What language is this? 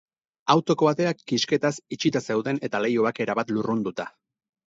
Basque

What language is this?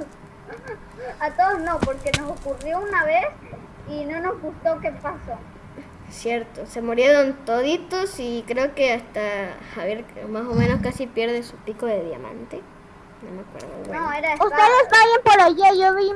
Spanish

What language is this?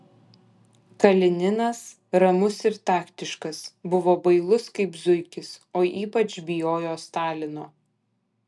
Lithuanian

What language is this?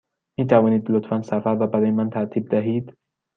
Persian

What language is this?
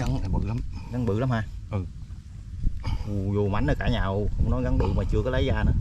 Vietnamese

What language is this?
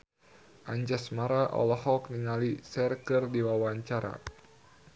Sundanese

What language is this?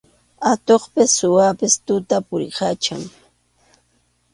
Arequipa-La Unión Quechua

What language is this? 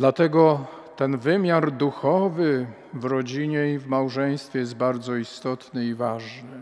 Polish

